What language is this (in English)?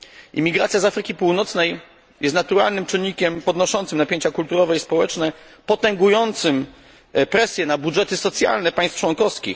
Polish